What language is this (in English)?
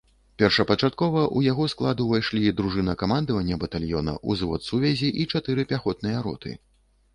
Belarusian